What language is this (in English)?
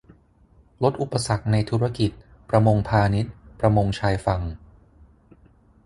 Thai